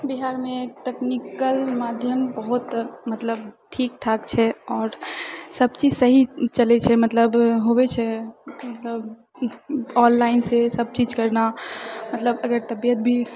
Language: Maithili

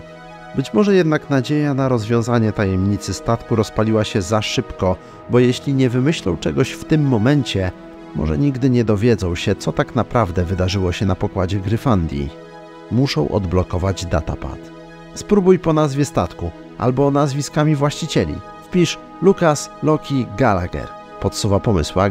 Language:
Polish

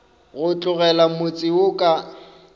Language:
Northern Sotho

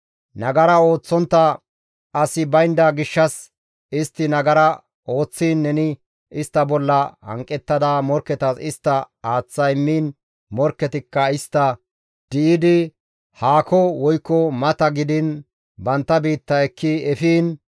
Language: Gamo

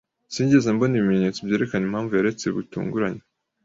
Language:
Kinyarwanda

